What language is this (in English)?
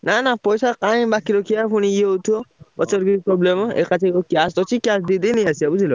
Odia